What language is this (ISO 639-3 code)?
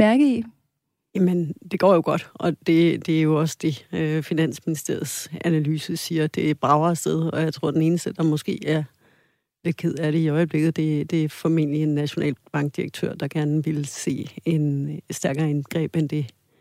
dan